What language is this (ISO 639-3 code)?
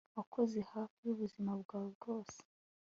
kin